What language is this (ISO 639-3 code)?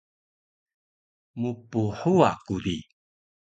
trv